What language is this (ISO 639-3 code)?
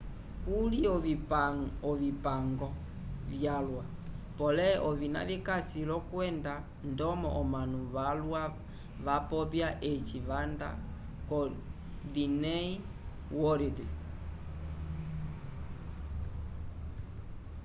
umb